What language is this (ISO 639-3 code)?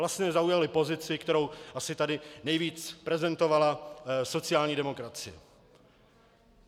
ces